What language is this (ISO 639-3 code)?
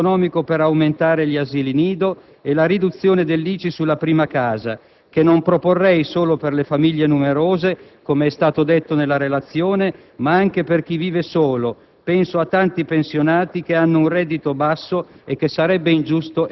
ita